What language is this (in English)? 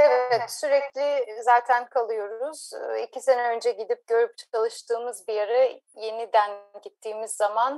Turkish